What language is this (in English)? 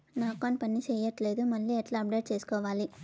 Telugu